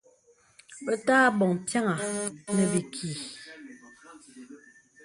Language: Bebele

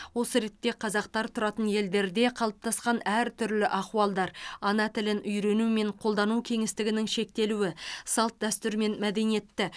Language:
Kazakh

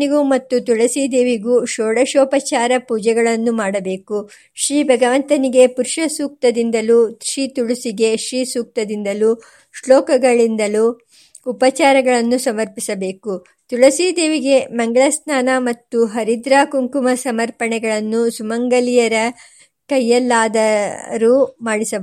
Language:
Kannada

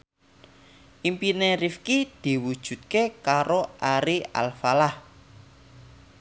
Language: Javanese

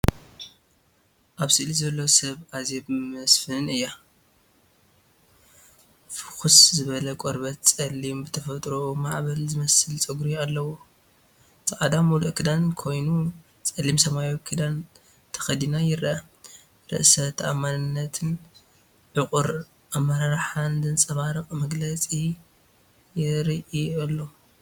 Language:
Tigrinya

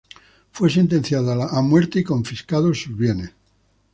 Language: Spanish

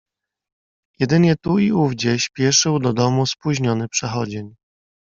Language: Polish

